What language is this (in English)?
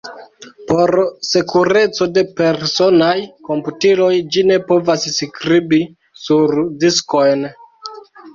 Esperanto